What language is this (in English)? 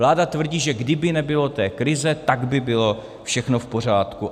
Czech